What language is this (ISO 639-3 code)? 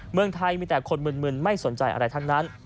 tha